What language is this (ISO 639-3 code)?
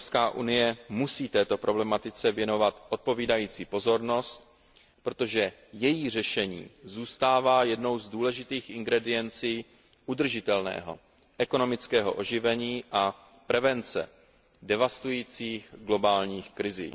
ces